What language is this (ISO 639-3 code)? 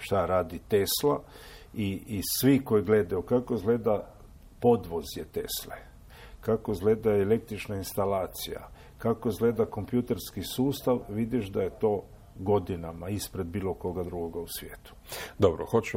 hrv